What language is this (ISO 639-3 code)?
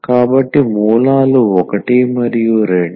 tel